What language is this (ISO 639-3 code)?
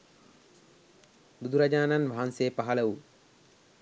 sin